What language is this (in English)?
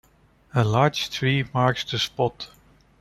English